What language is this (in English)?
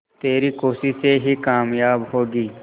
Hindi